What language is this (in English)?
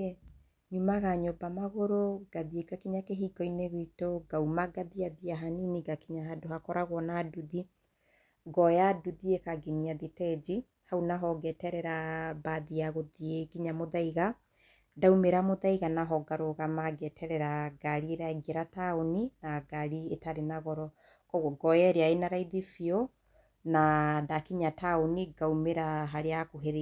Kikuyu